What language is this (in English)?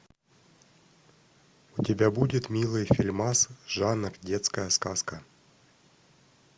Russian